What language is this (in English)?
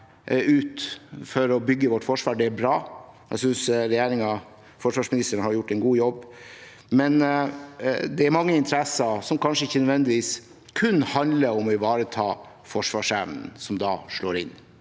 Norwegian